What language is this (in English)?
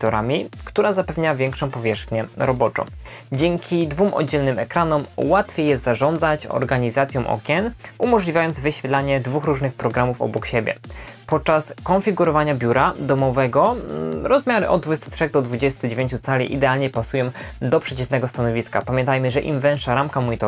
Polish